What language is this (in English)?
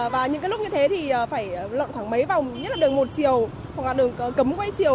Vietnamese